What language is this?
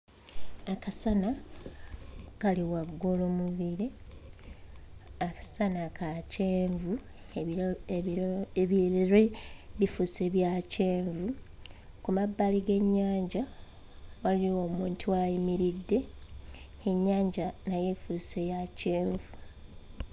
Ganda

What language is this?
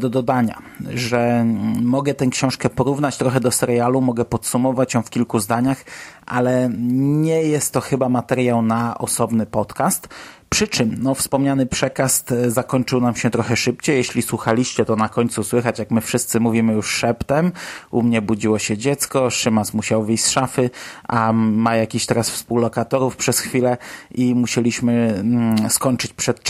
Polish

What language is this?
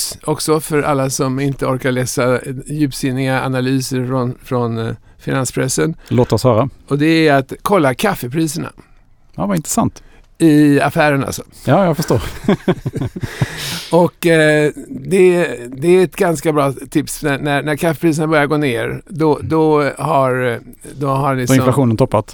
Swedish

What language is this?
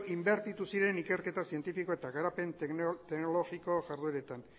Basque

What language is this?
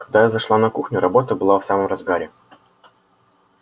Russian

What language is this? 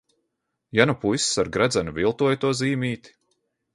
Latvian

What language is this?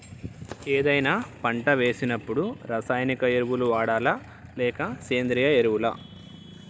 Telugu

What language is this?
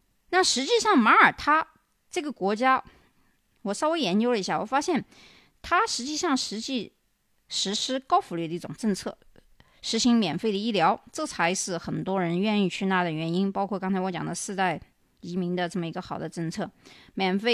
Chinese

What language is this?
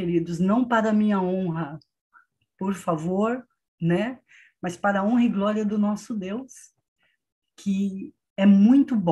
Portuguese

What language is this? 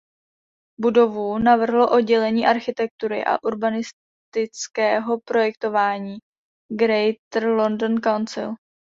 Czech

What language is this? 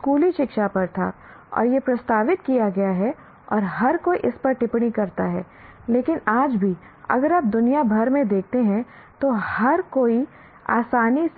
Hindi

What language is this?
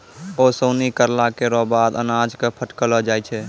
Maithili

